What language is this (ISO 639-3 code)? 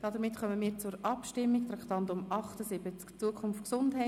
gsw